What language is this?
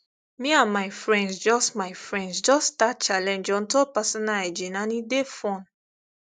Nigerian Pidgin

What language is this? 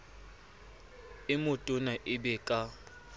Southern Sotho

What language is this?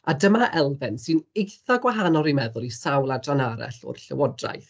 Welsh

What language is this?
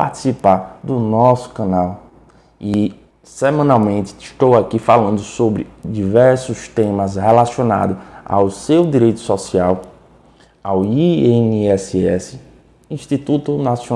Portuguese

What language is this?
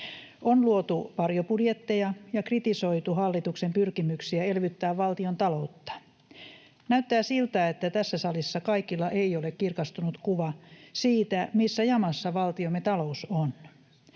Finnish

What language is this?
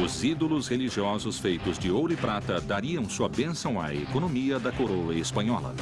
Portuguese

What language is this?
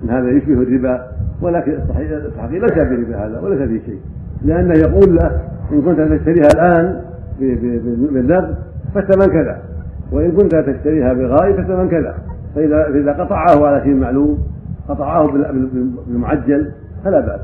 Arabic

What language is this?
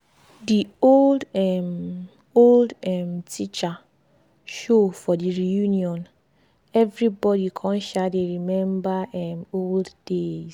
Nigerian Pidgin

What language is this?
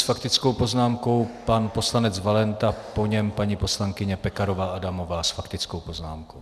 Czech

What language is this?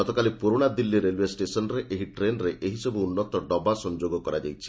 Odia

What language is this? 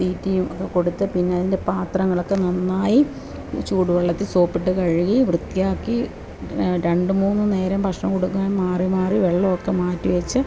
Malayalam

